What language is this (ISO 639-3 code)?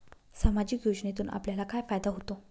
mar